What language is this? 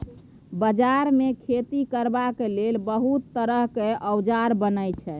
Maithili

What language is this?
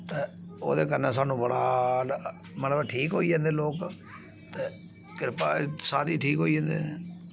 Dogri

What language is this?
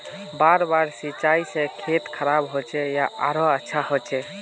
Magahi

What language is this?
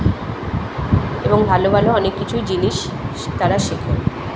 Bangla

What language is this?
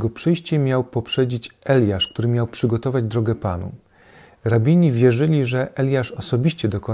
Polish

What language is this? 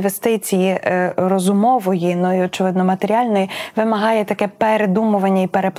Ukrainian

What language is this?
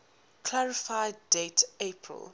English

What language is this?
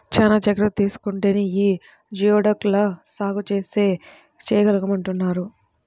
Telugu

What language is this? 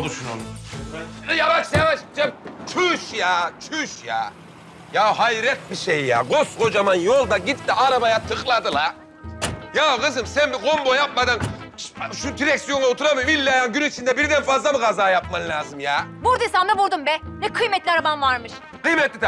Turkish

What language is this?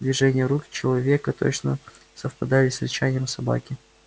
Russian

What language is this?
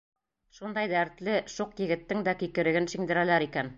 Bashkir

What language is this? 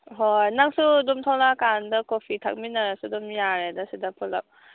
Manipuri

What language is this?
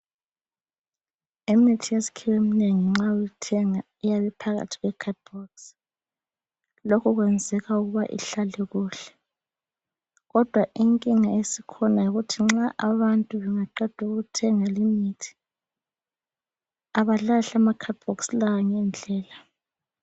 North Ndebele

